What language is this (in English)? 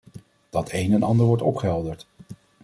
Dutch